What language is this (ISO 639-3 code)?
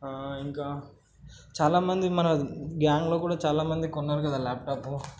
tel